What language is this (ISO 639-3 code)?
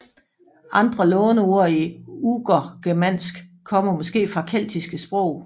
dan